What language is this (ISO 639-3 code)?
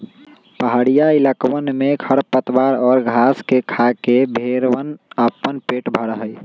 mag